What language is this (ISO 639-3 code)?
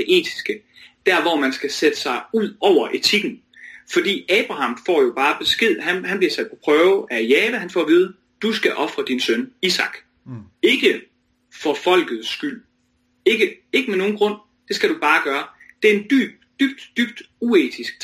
dan